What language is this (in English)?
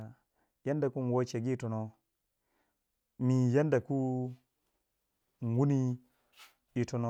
Waja